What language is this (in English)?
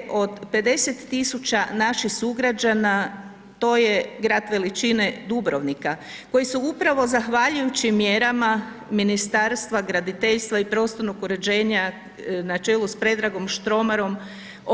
Croatian